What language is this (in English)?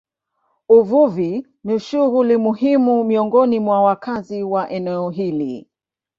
Swahili